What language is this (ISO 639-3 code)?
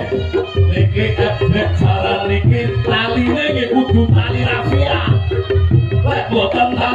ind